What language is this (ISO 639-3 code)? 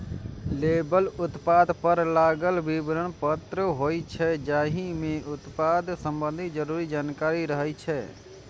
mai